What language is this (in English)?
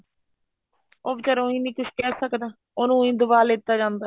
Punjabi